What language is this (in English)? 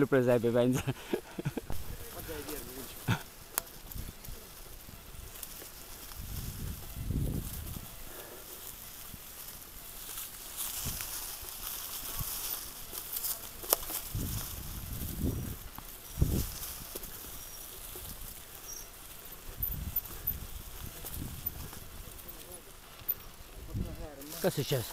Italian